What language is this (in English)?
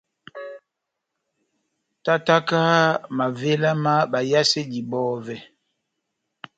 Batanga